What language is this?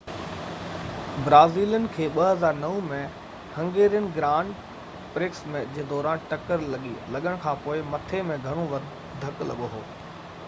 Sindhi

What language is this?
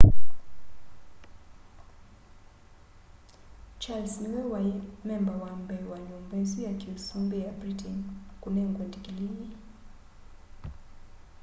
Kamba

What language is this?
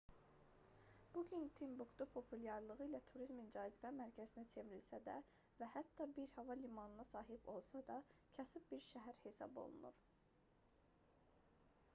Azerbaijani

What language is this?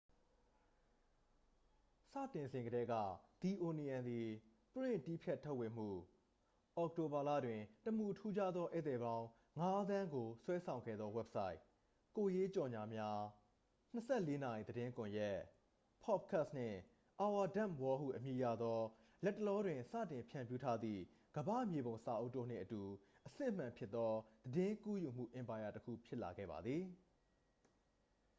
Burmese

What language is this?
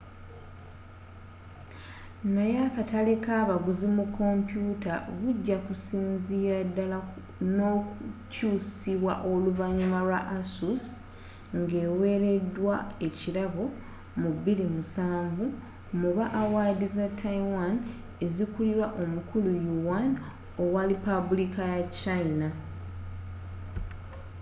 Ganda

